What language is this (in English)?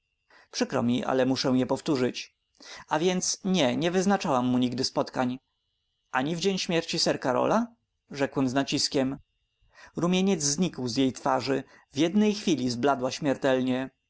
Polish